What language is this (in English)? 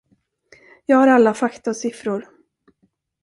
Swedish